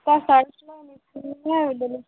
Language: Assamese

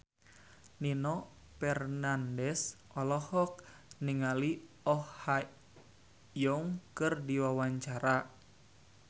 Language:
Sundanese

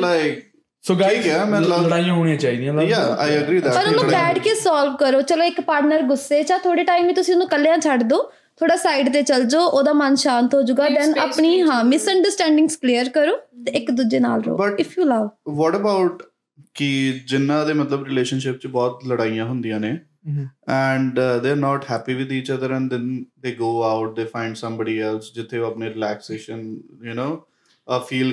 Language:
Punjabi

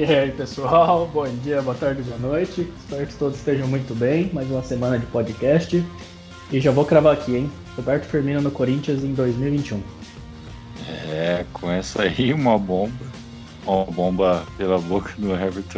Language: Portuguese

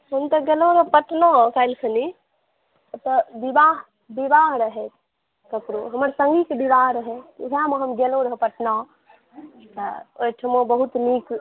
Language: Maithili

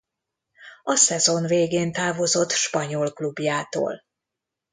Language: Hungarian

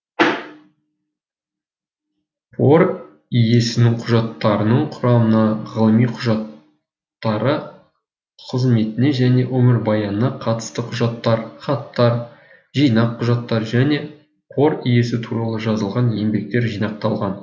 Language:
Kazakh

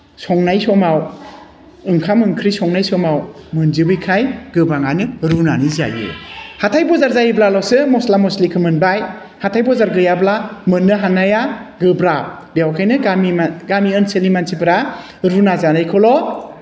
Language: Bodo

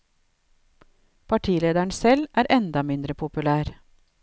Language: Norwegian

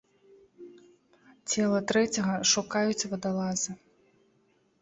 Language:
Belarusian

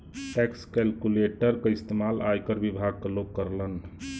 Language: Bhojpuri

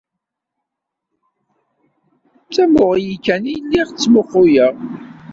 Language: Kabyle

